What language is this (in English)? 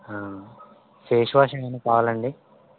Telugu